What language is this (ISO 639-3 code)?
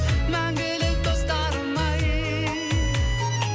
kaz